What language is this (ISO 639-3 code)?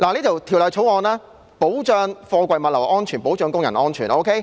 yue